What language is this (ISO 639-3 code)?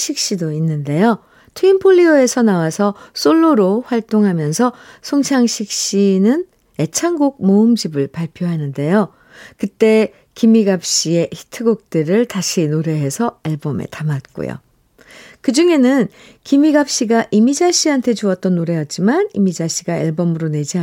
kor